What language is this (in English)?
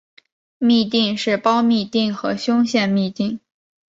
Chinese